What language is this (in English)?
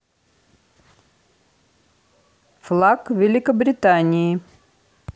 Russian